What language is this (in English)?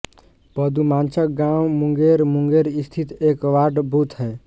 Hindi